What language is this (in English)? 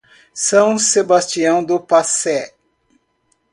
Portuguese